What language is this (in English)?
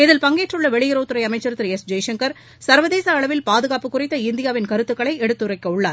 Tamil